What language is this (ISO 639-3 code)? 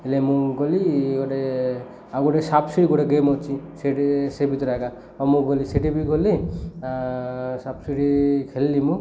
ori